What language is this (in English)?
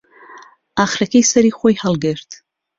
Central Kurdish